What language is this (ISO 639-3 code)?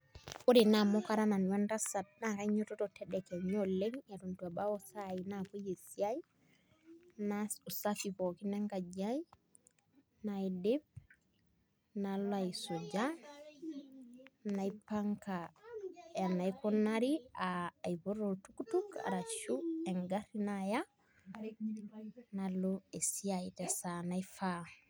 mas